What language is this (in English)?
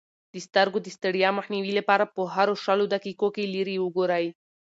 Pashto